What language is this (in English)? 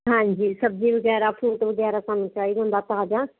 Punjabi